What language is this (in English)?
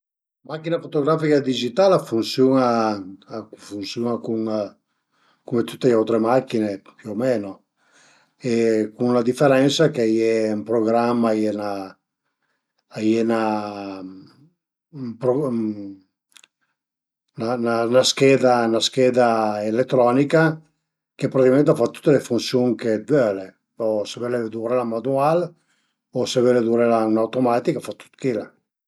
Piedmontese